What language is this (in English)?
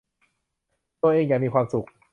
Thai